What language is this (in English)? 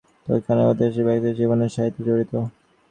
Bangla